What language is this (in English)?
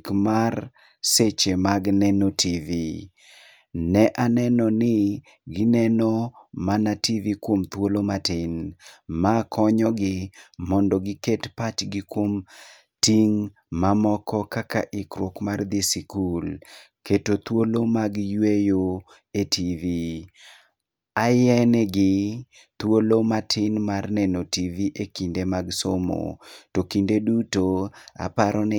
Luo (Kenya and Tanzania)